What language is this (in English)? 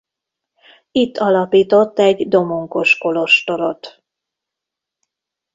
Hungarian